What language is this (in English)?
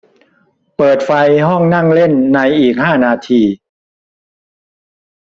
Thai